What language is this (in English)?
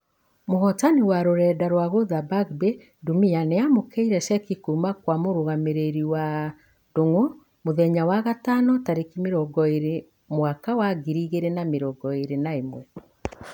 Kikuyu